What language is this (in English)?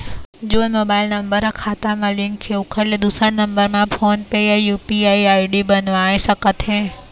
Chhattisgarhi